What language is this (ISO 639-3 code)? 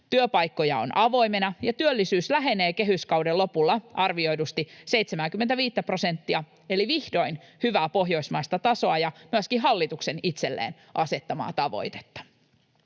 fin